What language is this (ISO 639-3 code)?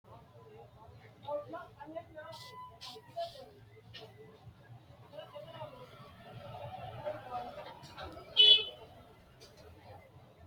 sid